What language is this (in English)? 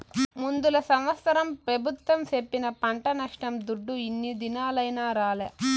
Telugu